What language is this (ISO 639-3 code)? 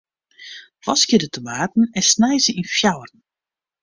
fry